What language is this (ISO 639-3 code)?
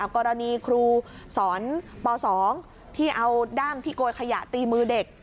tha